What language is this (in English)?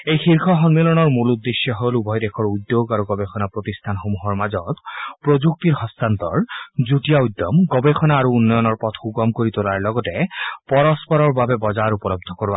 Assamese